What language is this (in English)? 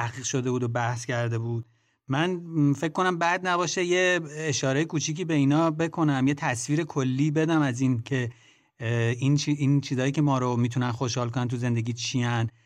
Persian